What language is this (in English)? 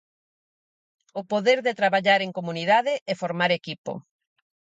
Galician